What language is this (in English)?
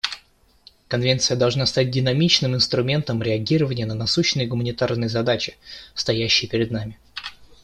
Russian